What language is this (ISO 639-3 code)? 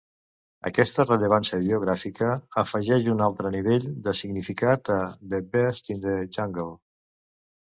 cat